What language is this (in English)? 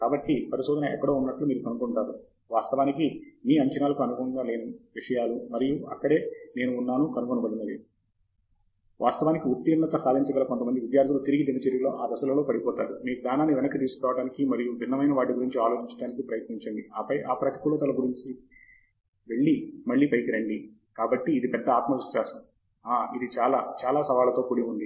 Telugu